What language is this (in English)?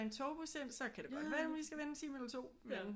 Danish